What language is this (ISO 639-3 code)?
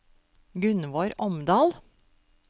nor